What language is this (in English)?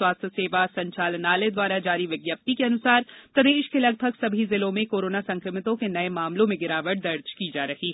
Hindi